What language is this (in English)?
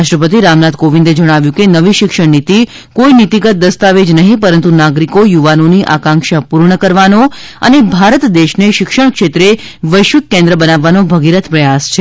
Gujarati